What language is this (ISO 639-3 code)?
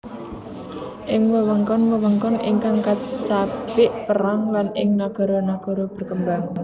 jav